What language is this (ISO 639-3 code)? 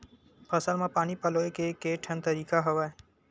hne